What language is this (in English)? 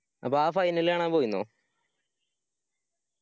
Malayalam